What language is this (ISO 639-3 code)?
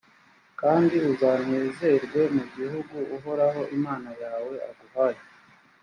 kin